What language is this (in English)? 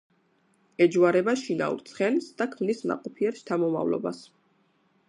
Georgian